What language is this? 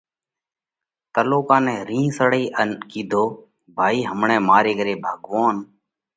Parkari Koli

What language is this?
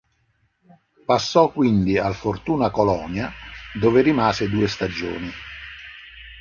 Italian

